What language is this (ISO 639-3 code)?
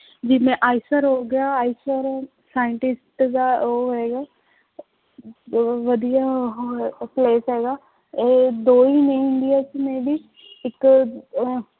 pan